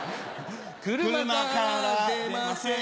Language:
Japanese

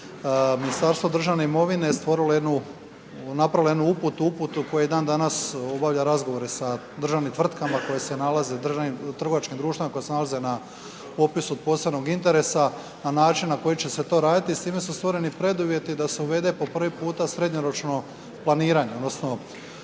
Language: Croatian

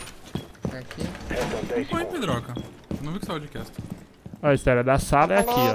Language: Portuguese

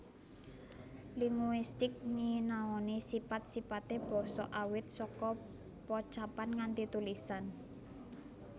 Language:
Javanese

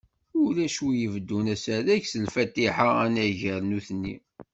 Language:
Kabyle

